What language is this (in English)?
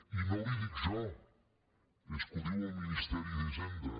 Catalan